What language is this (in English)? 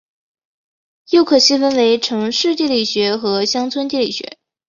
Chinese